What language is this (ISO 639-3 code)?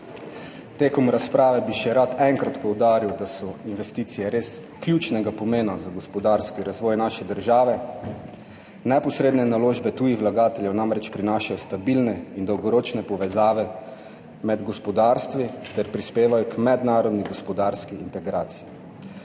slv